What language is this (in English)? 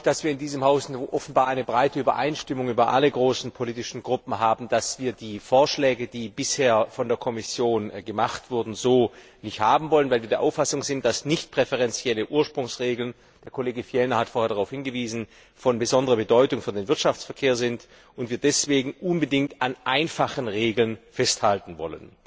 German